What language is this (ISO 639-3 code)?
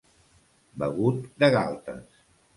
cat